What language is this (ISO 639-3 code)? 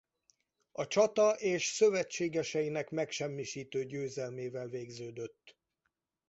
hun